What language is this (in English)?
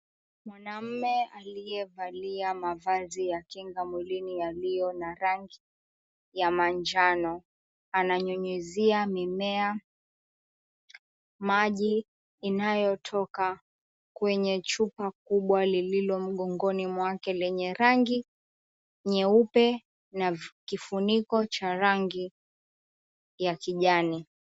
Swahili